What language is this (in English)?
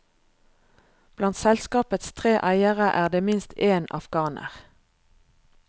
Norwegian